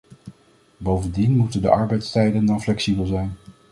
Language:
Dutch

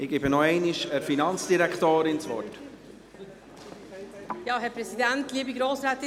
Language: Swiss German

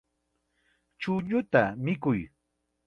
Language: Chiquián Ancash Quechua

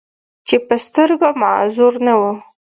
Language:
Pashto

